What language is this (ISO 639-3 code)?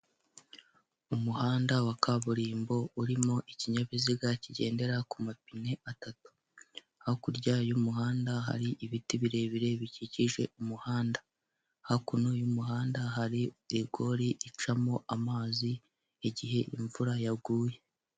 kin